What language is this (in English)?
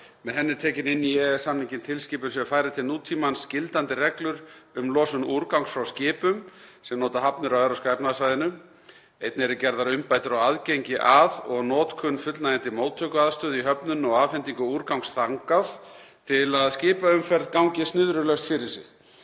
Icelandic